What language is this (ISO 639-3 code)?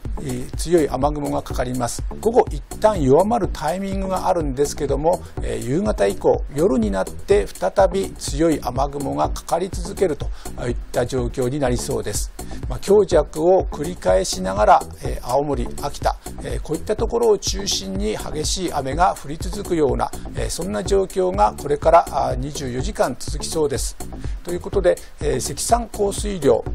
jpn